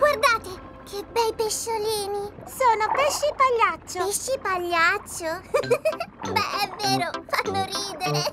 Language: Italian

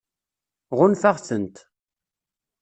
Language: Kabyle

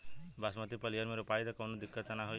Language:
Bhojpuri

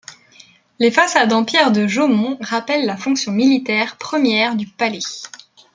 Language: French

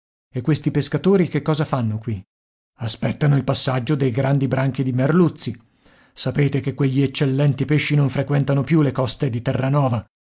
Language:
Italian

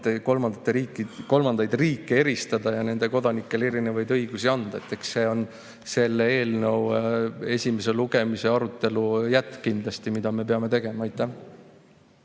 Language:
Estonian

